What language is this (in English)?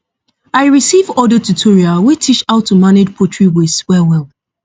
Nigerian Pidgin